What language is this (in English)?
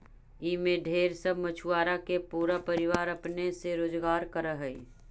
Magahi